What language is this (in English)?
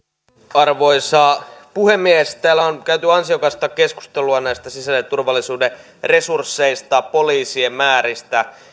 Finnish